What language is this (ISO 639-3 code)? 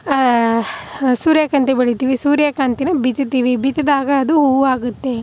kan